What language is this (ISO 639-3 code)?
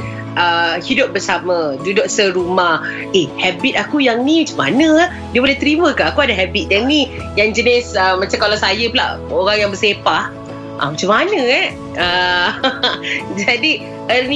msa